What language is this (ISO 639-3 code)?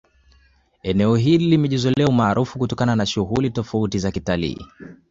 swa